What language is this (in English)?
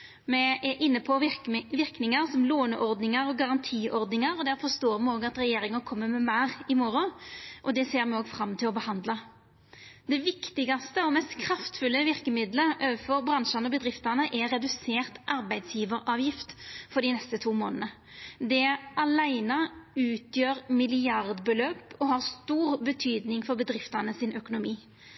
Norwegian Nynorsk